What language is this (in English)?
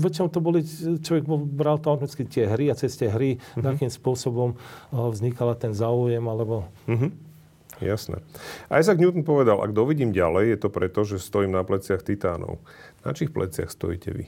Slovak